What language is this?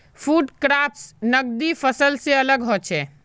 Magahi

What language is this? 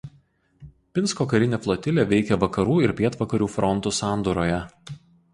Lithuanian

